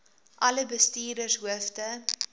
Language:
Afrikaans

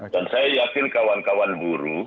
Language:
Indonesian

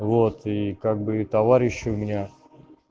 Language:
Russian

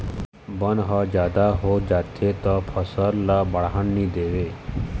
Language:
Chhattisgarhi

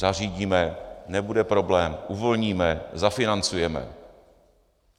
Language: Czech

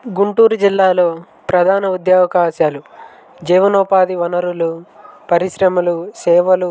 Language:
Telugu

